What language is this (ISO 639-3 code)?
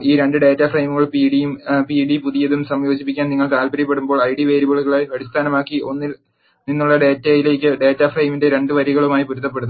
mal